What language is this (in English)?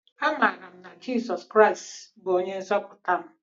Igbo